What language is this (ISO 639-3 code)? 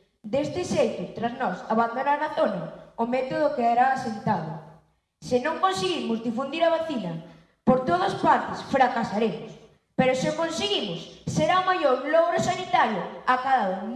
glg